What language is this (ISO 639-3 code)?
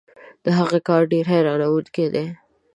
pus